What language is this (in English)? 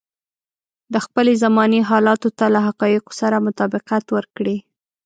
Pashto